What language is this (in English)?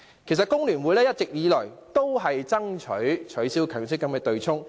Cantonese